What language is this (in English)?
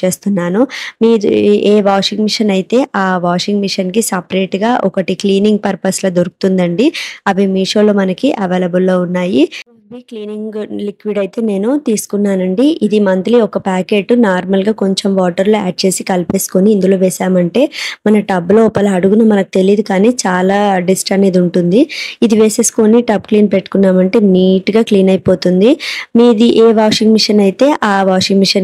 Telugu